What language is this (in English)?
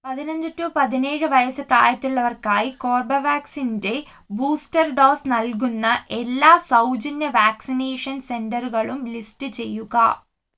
Malayalam